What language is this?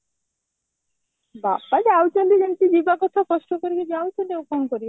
Odia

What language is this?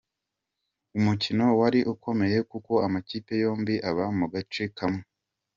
Kinyarwanda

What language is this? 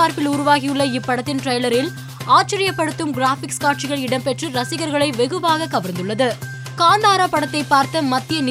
Tamil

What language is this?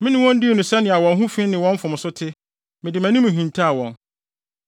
Akan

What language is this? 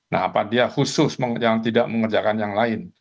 Indonesian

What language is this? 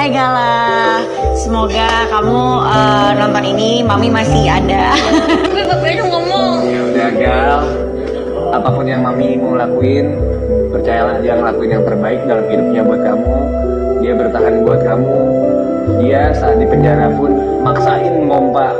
Indonesian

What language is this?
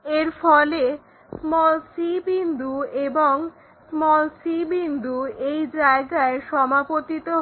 Bangla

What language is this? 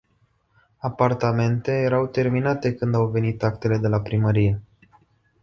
Romanian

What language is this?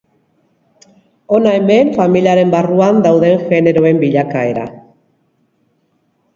Basque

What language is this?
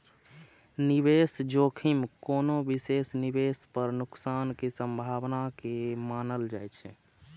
Maithili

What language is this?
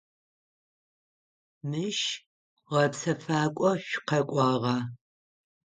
Adyghe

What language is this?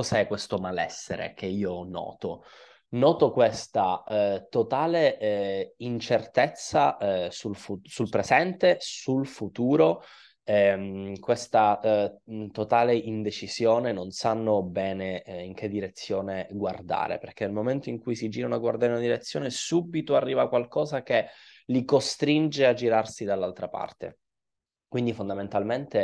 Italian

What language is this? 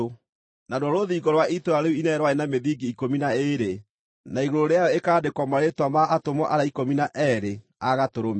Kikuyu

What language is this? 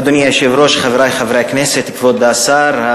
Hebrew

